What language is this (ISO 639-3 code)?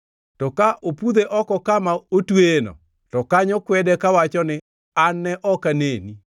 luo